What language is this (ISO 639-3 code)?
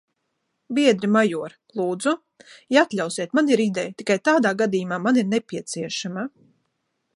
lav